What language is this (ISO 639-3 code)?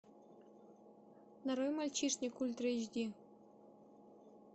rus